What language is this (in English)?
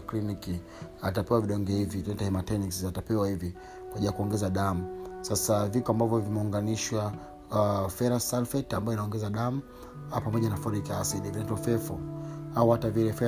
Swahili